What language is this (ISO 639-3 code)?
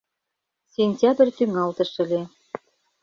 chm